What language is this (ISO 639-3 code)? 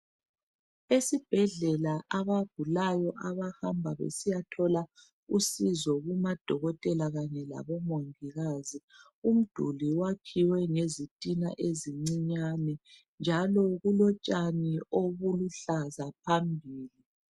nde